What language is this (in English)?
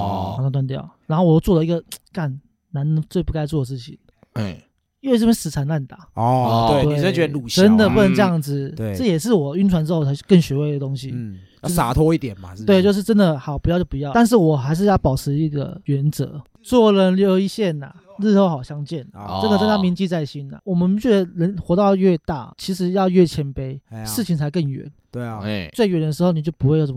Chinese